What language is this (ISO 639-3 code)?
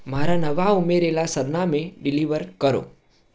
guj